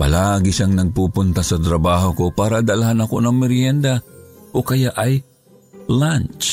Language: Filipino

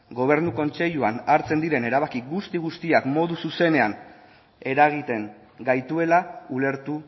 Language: Basque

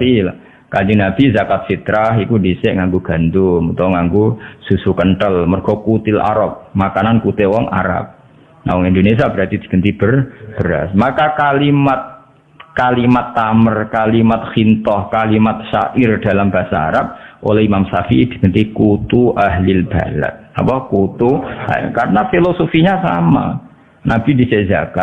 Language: Indonesian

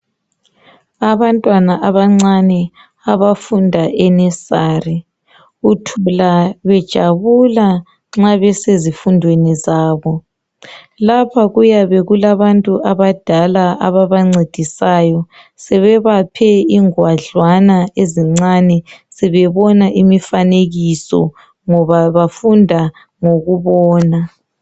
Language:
North Ndebele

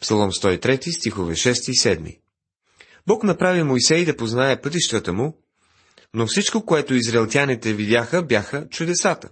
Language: Bulgarian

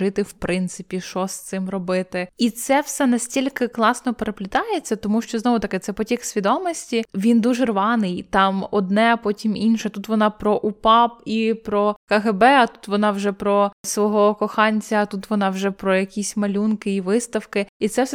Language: Ukrainian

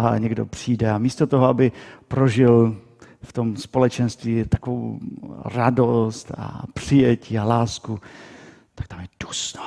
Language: Czech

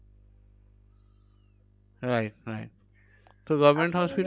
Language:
Bangla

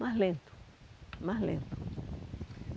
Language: Portuguese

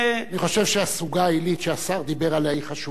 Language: Hebrew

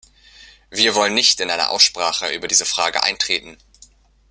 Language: German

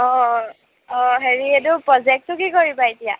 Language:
Assamese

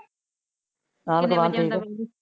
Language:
Punjabi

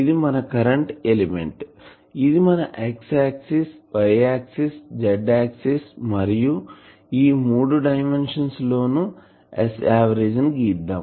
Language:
Telugu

